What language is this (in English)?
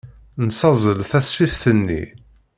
Kabyle